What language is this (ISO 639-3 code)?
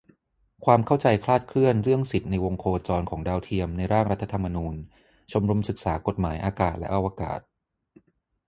tha